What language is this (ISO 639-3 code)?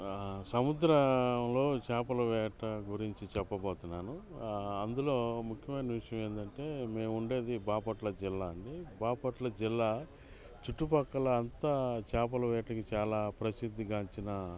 tel